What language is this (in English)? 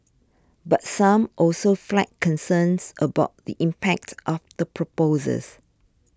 English